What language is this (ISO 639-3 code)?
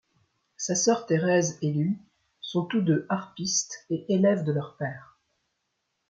fra